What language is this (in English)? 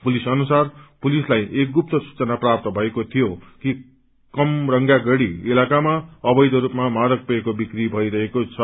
Nepali